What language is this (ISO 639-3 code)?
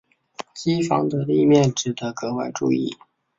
zho